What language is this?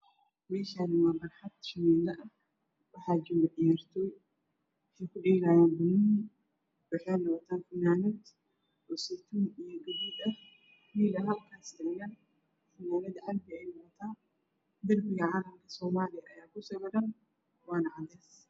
Somali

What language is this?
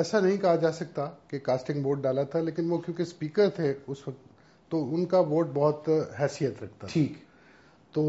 Urdu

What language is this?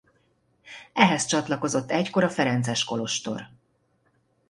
Hungarian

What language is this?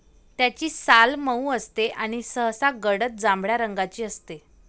Marathi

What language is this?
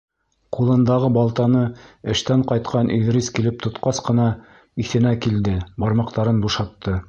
Bashkir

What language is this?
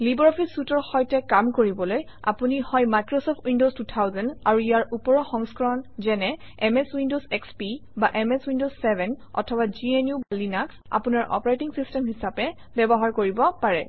Assamese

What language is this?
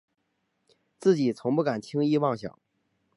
Chinese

